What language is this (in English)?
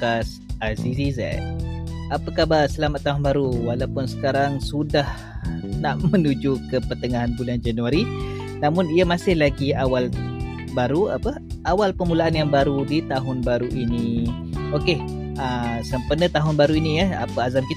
Malay